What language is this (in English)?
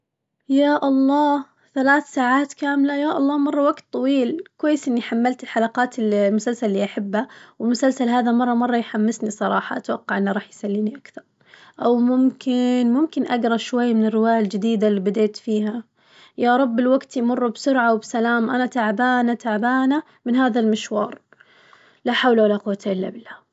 Najdi Arabic